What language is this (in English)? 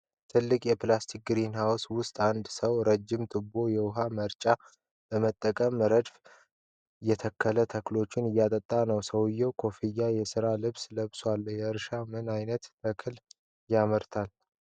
Amharic